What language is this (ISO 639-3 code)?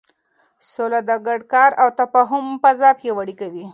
pus